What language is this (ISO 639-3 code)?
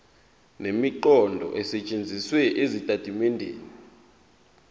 zul